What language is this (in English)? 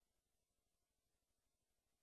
Hebrew